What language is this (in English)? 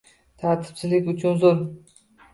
Uzbek